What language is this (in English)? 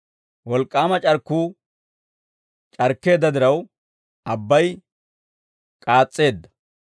Dawro